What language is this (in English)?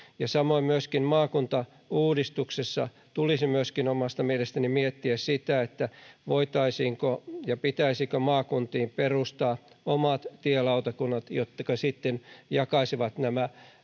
Finnish